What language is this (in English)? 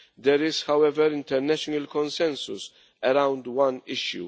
English